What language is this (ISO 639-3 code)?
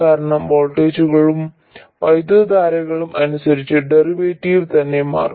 mal